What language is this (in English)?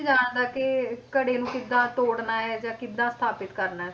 Punjabi